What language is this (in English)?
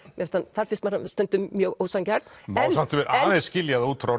Icelandic